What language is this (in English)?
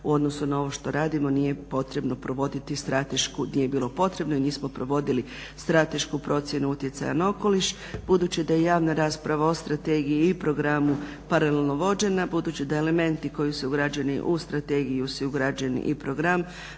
Croatian